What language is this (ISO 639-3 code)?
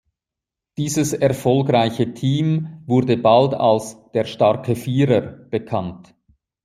deu